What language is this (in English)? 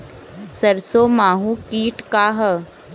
Bhojpuri